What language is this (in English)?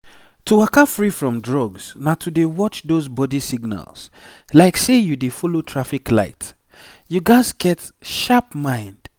Nigerian Pidgin